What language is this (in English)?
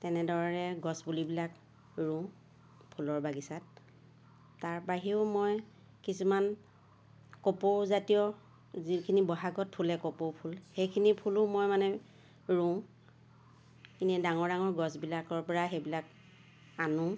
Assamese